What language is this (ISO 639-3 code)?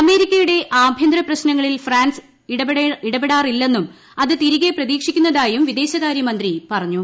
mal